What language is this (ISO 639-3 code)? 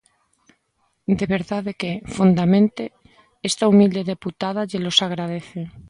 glg